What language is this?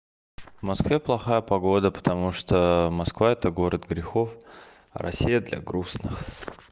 Russian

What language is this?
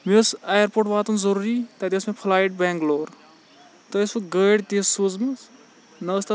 Kashmiri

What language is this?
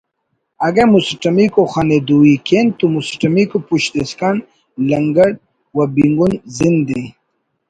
Brahui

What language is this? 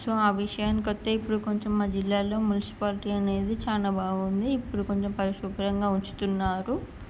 Telugu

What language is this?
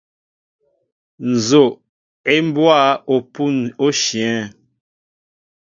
Mbo (Cameroon)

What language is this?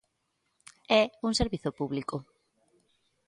Galician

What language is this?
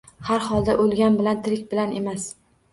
Uzbek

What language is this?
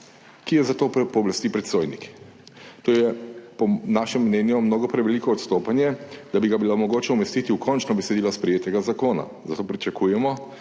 Slovenian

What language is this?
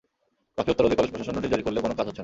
Bangla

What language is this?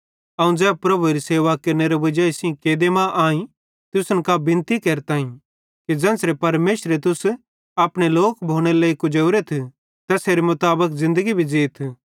Bhadrawahi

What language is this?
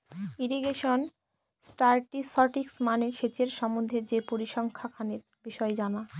Bangla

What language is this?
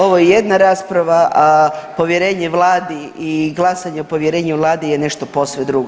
Croatian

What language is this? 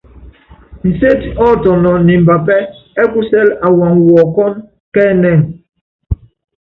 Yangben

